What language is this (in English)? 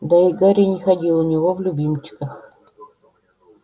Russian